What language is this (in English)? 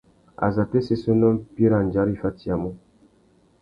Tuki